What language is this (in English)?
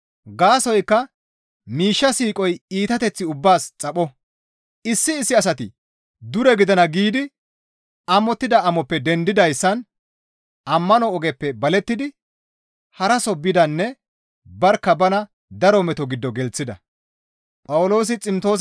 Gamo